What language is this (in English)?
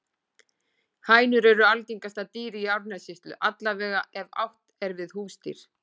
Icelandic